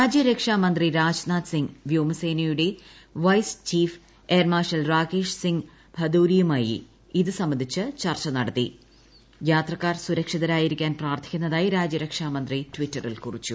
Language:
Malayalam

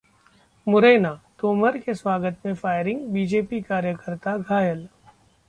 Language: Hindi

